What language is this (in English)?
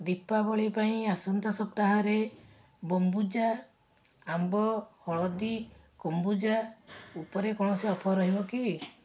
Odia